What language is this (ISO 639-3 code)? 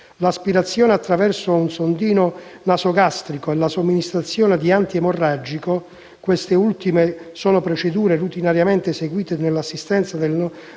ita